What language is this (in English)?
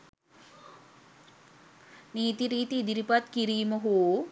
Sinhala